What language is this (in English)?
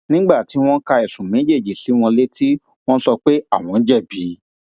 Yoruba